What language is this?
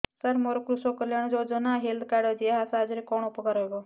Odia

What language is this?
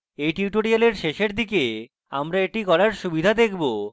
Bangla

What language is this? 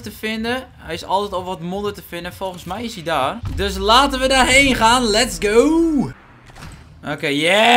Dutch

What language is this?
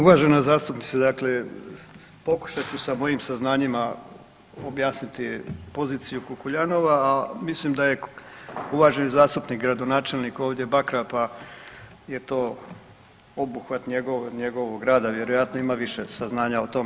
Croatian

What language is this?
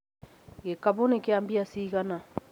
Kikuyu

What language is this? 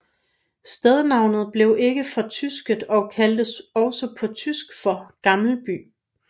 Danish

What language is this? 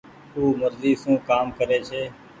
Goaria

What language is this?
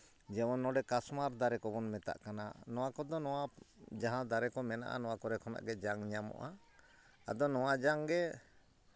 Santali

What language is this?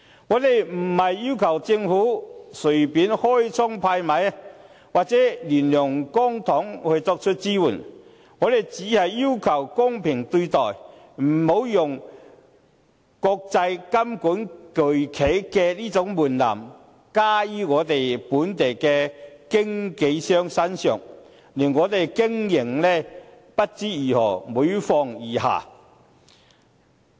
Cantonese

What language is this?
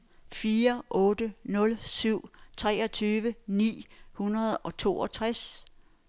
Danish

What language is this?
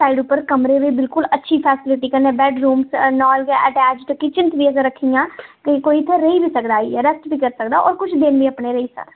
Dogri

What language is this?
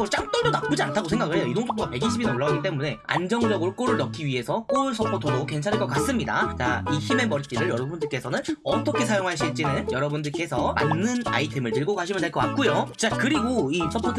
Korean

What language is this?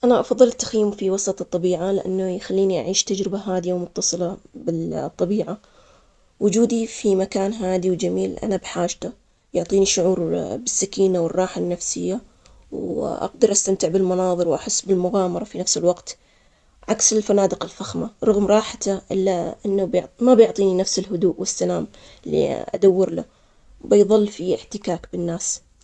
Omani Arabic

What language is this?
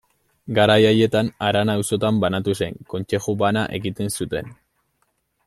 Basque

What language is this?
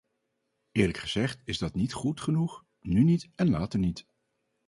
Dutch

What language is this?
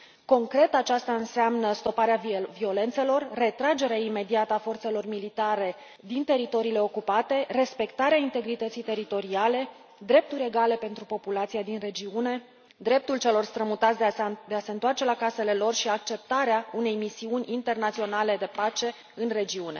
Romanian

